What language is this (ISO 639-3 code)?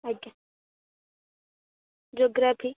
ori